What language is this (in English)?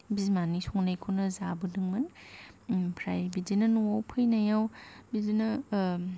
Bodo